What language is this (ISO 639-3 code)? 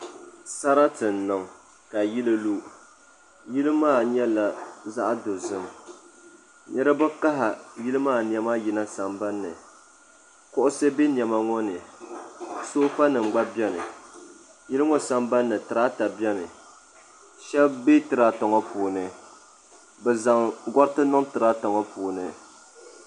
dag